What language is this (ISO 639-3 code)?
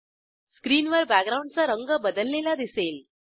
mar